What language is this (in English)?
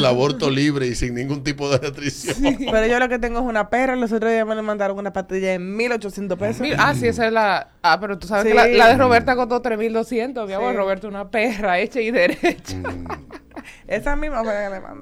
Spanish